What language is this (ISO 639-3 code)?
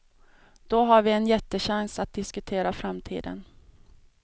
swe